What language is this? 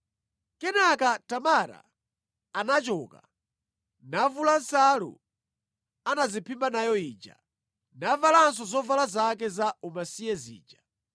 Nyanja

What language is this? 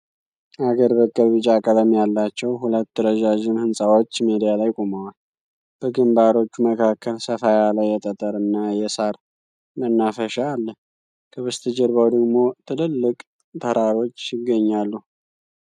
Amharic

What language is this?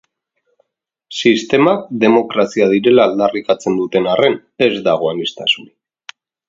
Basque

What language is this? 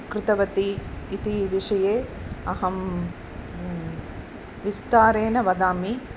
Sanskrit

